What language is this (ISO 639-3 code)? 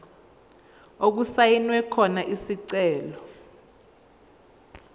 zul